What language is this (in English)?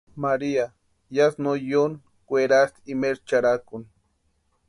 Western Highland Purepecha